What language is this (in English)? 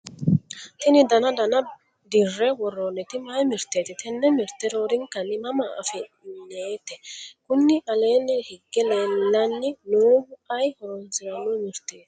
Sidamo